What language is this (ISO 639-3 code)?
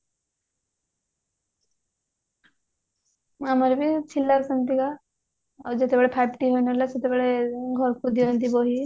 ori